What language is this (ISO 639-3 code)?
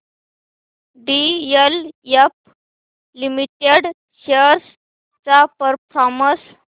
mar